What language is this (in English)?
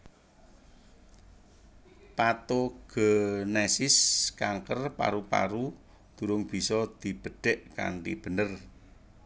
Javanese